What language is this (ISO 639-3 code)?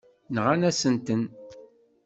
kab